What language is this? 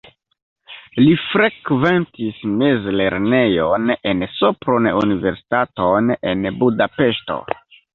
Esperanto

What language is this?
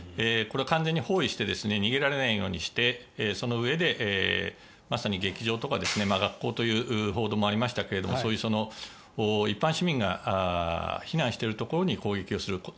Japanese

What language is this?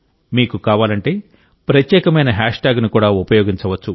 Telugu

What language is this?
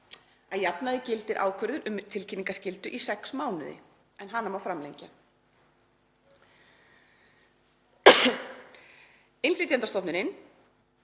Icelandic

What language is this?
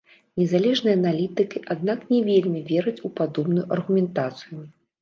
Belarusian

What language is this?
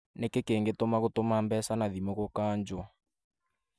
Kikuyu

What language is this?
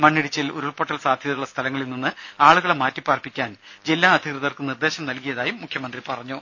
Malayalam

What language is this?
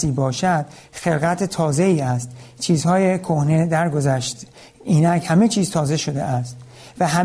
Persian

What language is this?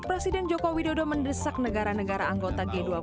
Indonesian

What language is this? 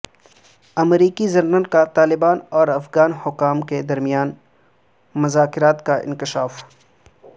Urdu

